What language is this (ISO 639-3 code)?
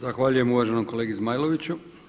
hrv